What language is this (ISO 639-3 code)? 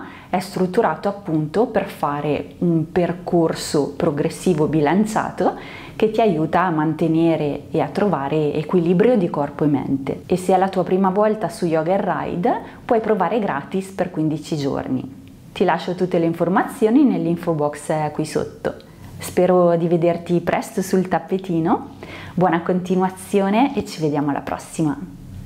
ita